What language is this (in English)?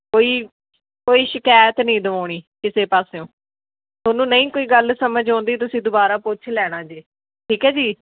Punjabi